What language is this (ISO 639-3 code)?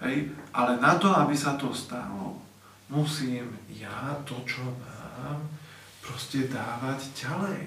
slk